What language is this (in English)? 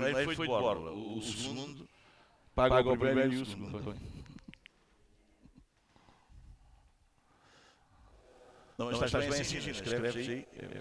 Portuguese